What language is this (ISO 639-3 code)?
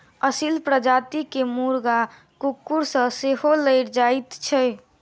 mai